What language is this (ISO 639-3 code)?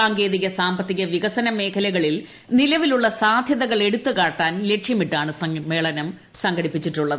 mal